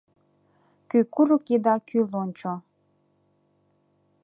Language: Mari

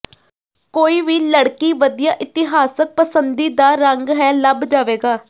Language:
Punjabi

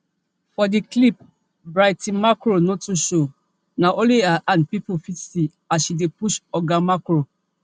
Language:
Nigerian Pidgin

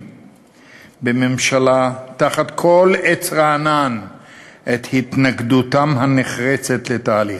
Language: Hebrew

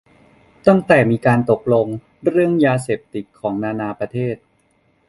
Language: Thai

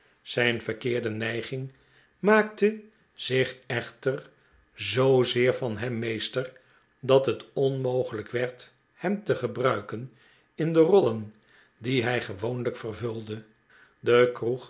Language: Dutch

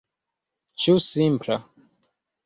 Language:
Esperanto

